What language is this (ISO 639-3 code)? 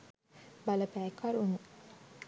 sin